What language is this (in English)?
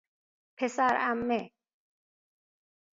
Persian